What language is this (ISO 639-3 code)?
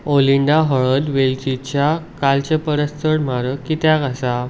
kok